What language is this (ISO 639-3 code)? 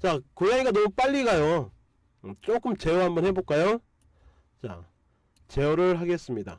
kor